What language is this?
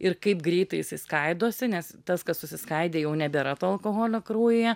Lithuanian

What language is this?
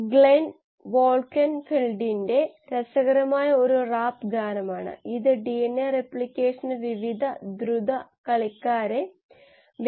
Malayalam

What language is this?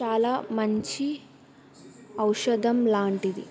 Telugu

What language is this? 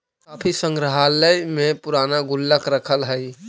Magahi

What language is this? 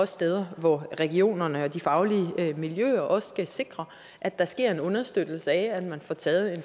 Danish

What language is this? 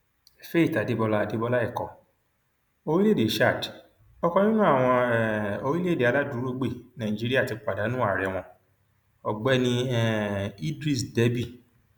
Yoruba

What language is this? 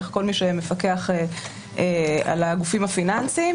Hebrew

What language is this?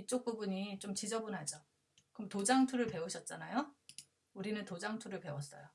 Korean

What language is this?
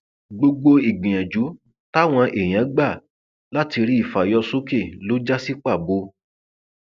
Yoruba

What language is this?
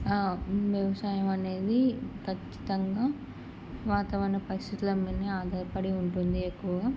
Telugu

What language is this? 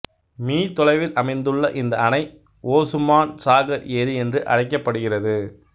Tamil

